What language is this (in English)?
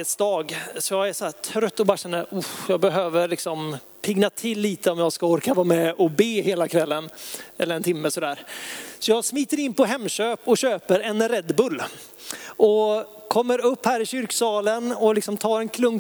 Swedish